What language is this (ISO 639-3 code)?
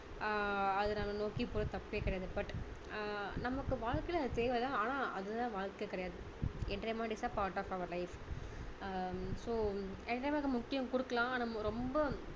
tam